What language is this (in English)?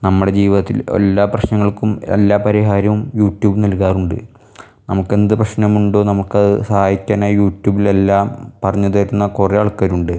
Malayalam